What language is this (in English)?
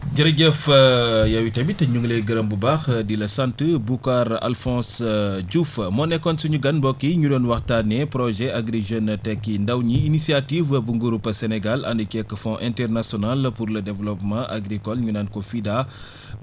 Wolof